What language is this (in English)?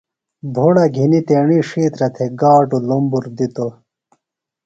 Phalura